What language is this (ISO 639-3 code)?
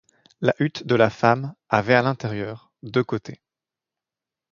fra